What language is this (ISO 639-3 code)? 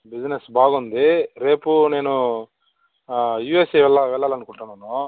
tel